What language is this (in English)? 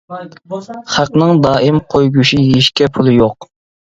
Uyghur